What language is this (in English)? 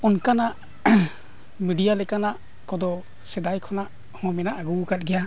Santali